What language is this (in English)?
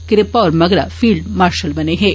Dogri